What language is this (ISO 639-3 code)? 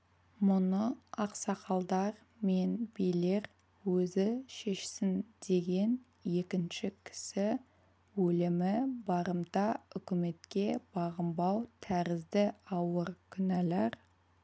kaz